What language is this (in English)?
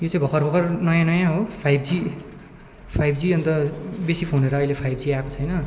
Nepali